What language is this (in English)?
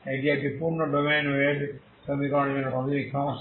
Bangla